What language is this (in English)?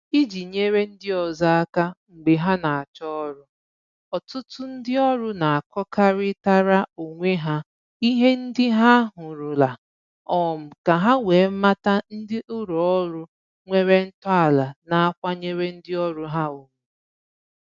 Igbo